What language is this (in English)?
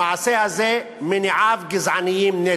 Hebrew